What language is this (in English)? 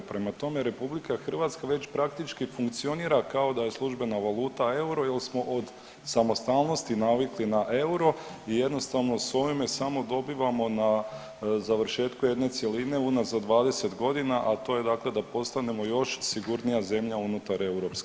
Croatian